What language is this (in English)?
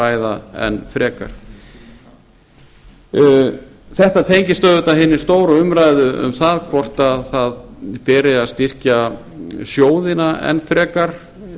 Icelandic